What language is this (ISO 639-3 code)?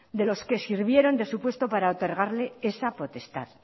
spa